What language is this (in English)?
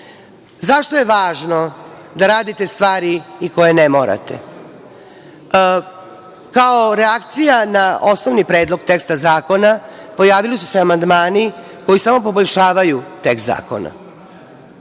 Serbian